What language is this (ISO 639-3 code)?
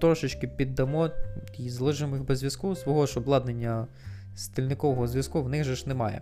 ukr